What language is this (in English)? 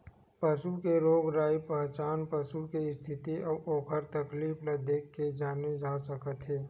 Chhattisgarhi